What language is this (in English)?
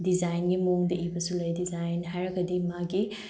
Manipuri